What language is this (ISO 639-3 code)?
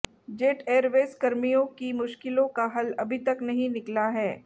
hin